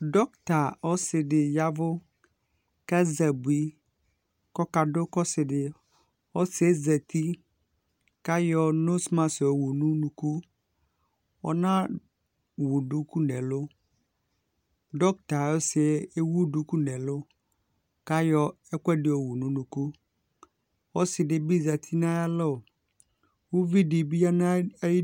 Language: Ikposo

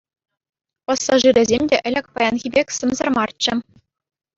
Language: Chuvash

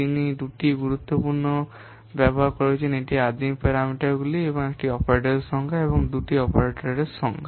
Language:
Bangla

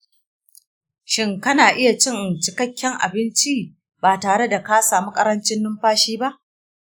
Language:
Hausa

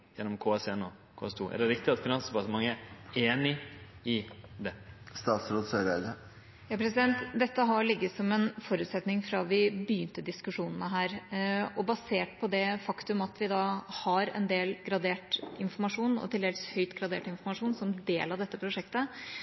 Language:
Norwegian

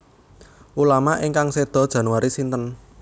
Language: Javanese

